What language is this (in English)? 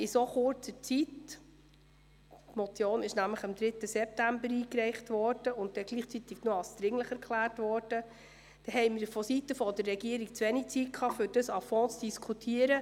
Swiss German